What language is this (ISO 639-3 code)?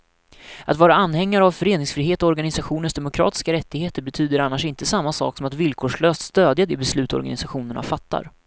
swe